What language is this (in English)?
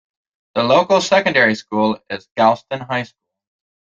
English